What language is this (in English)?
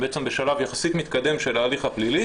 Hebrew